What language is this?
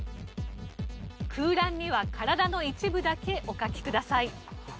Japanese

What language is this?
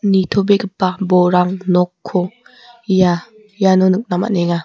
Garo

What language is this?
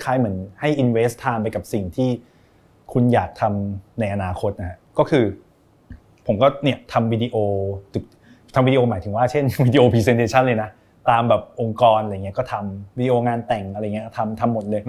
Thai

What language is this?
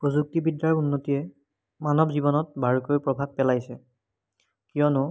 Assamese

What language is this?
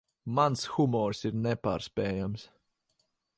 Latvian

